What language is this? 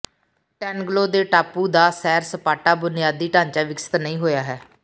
Punjabi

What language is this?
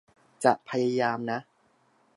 Thai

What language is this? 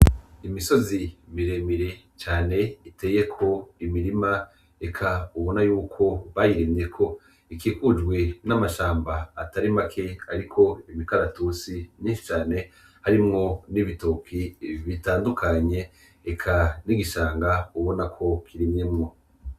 Rundi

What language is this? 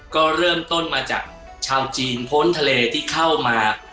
Thai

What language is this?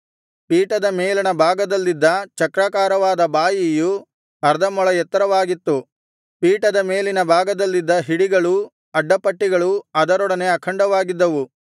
Kannada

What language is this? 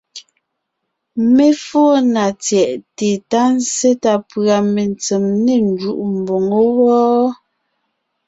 Ngiemboon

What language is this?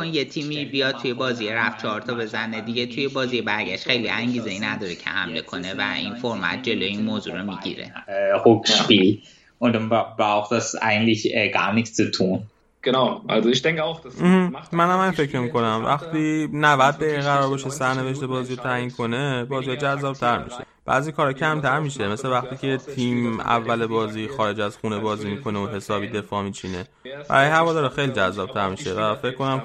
Persian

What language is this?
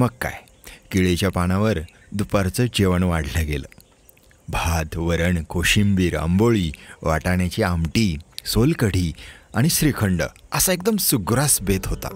Marathi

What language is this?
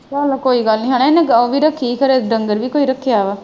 Punjabi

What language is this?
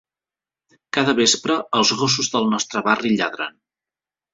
Catalan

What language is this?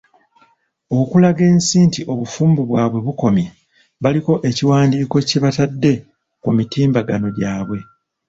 Ganda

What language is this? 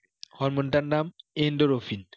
Bangla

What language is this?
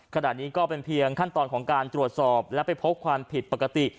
Thai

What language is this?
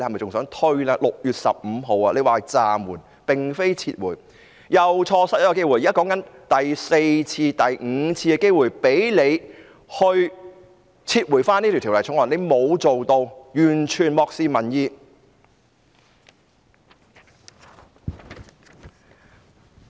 Cantonese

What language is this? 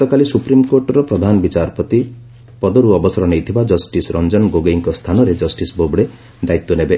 Odia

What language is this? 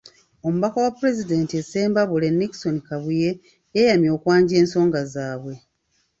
Ganda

